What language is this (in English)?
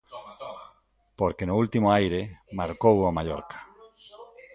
Galician